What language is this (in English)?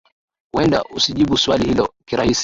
Swahili